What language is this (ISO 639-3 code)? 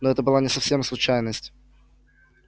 rus